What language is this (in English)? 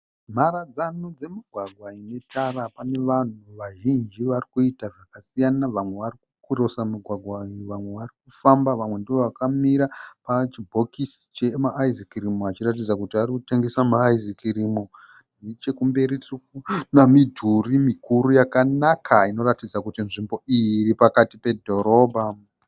Shona